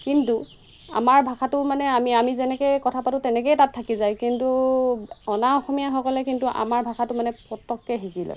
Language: Assamese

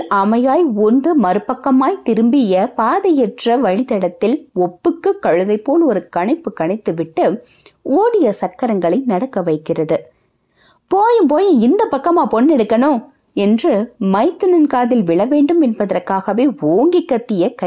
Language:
Tamil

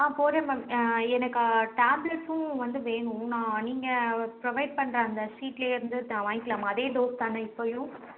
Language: Tamil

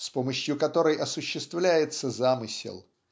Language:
Russian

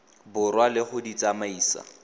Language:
Tswana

